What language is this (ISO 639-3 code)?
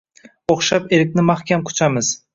uzb